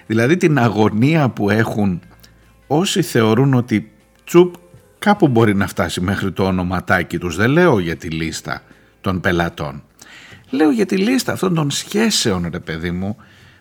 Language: Greek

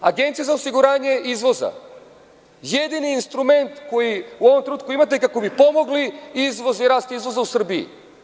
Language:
Serbian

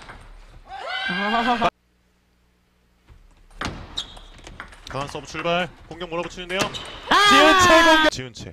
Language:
Korean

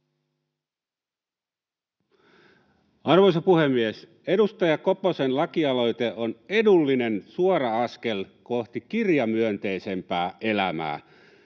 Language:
Finnish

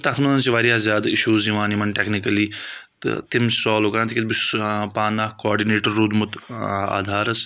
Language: Kashmiri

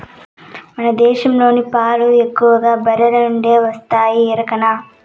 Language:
Telugu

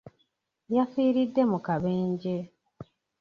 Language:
Ganda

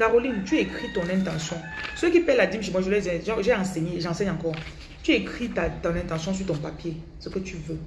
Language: French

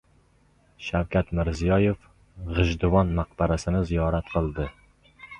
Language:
Uzbek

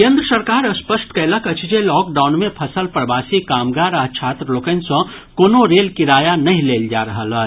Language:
Maithili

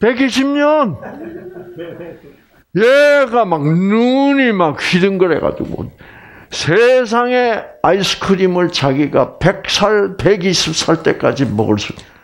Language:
Korean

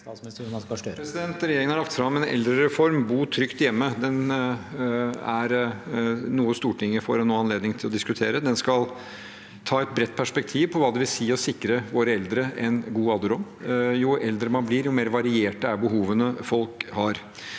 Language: Norwegian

